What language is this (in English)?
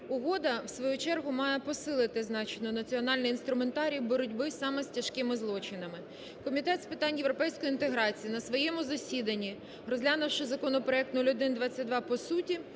Ukrainian